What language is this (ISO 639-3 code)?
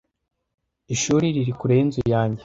kin